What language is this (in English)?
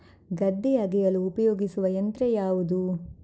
Kannada